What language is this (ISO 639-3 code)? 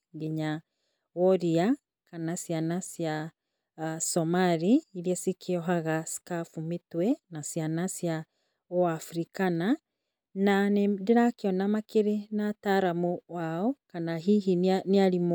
kik